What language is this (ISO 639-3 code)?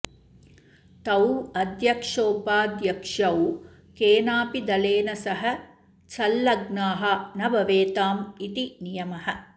san